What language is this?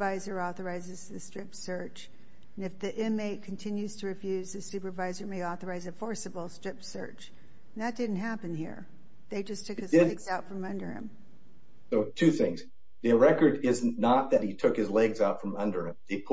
English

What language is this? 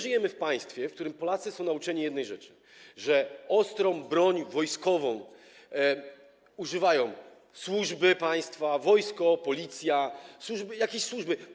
Polish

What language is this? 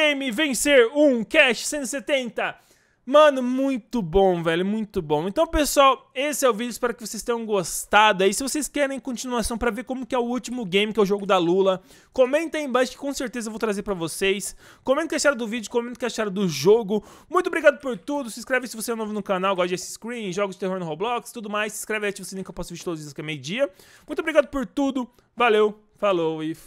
Portuguese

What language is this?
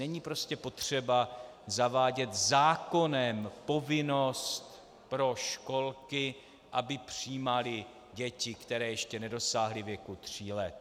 Czech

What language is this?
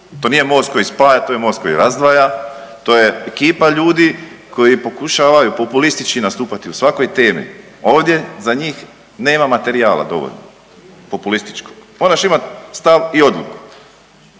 Croatian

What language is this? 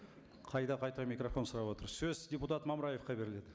Kazakh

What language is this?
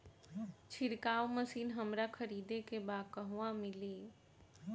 Bhojpuri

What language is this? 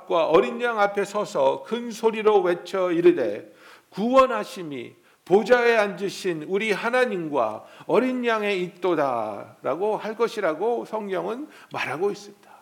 Korean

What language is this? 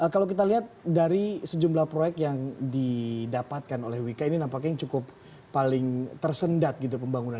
Indonesian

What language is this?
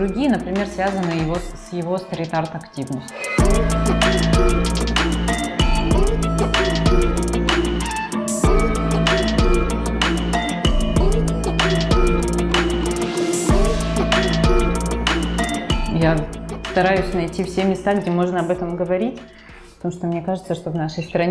Russian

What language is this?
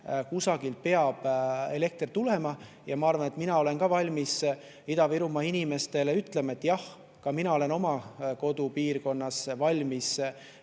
Estonian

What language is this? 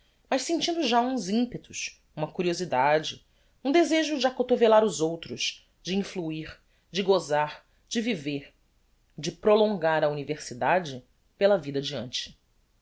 Portuguese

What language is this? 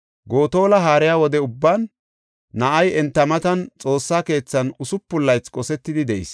Gofa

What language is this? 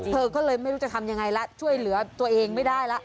Thai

